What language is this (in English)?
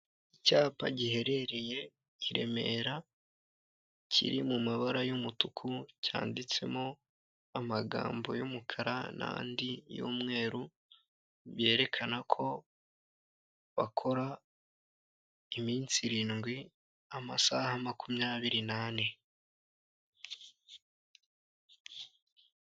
Kinyarwanda